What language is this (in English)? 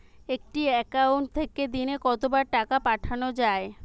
Bangla